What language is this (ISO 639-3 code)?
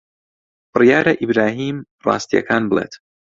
ckb